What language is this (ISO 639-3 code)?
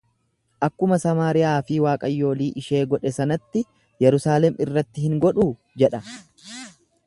orm